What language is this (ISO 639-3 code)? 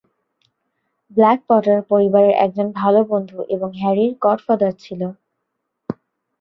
ben